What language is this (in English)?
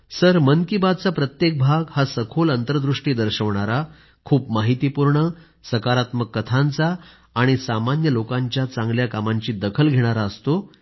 Marathi